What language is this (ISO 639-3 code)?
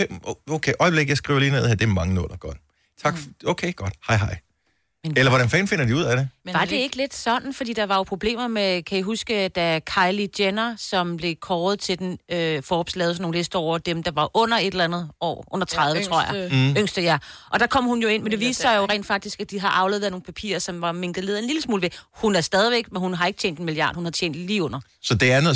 dan